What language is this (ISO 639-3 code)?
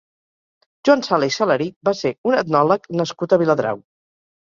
cat